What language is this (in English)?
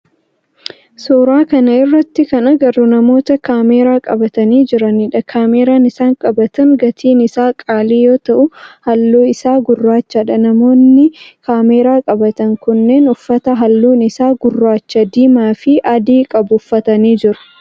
Oromo